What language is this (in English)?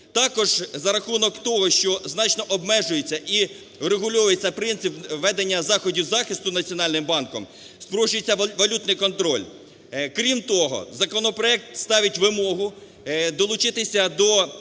Ukrainian